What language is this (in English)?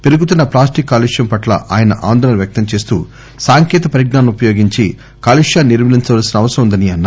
Telugu